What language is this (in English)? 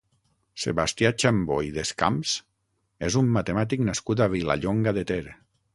Catalan